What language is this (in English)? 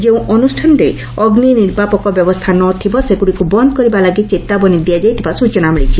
Odia